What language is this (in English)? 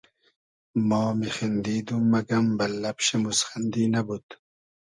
Hazaragi